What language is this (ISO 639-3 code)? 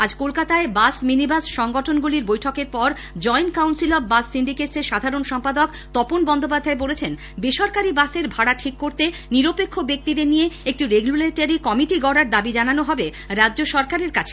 ben